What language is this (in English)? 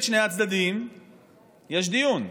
Hebrew